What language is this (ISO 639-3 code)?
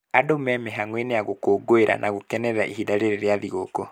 kik